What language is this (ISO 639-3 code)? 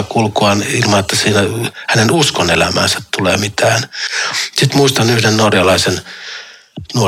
fin